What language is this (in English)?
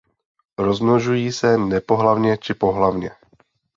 Czech